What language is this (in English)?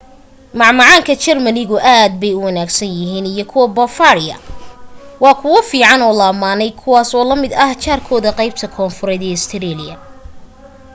Somali